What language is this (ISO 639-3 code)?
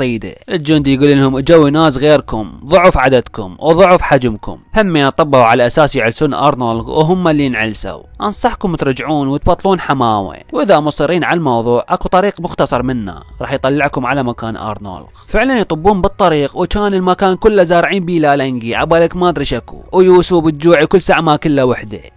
ara